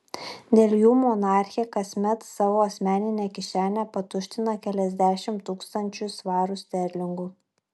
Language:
Lithuanian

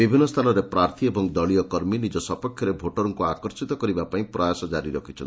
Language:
Odia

